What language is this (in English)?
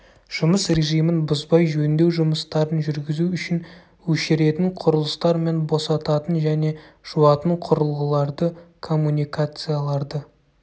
Kazakh